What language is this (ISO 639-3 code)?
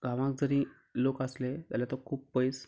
kok